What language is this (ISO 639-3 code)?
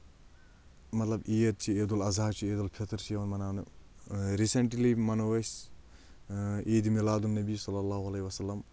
kas